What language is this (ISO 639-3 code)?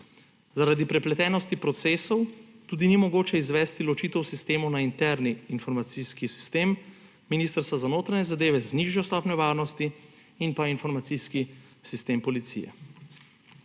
slv